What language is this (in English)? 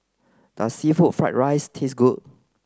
English